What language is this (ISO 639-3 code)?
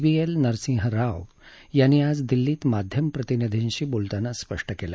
mar